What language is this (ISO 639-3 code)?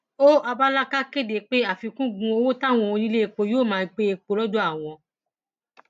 yor